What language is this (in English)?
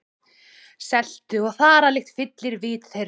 Icelandic